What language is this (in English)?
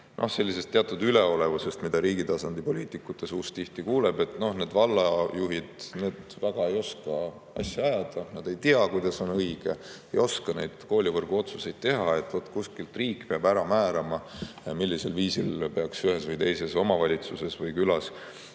Estonian